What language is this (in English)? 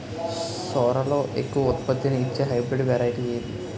Telugu